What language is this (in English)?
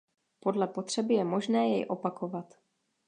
Czech